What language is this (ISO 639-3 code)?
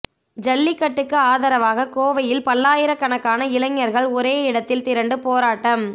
tam